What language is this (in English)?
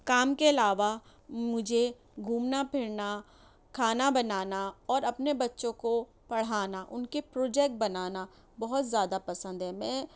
Urdu